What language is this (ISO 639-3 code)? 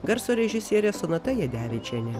lit